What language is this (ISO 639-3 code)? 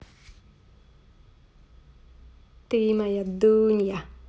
rus